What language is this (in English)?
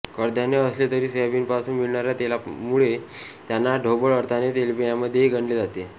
Marathi